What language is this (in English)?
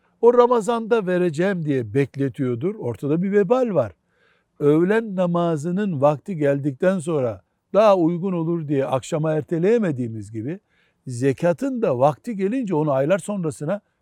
Turkish